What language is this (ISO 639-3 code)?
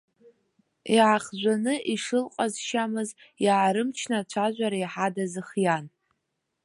abk